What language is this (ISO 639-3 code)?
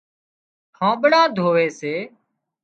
kxp